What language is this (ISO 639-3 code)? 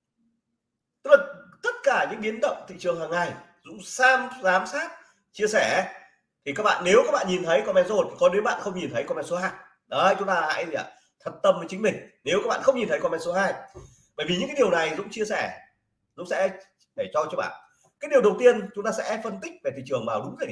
vie